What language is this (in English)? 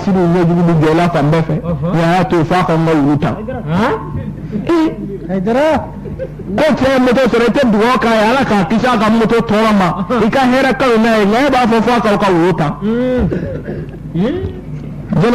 French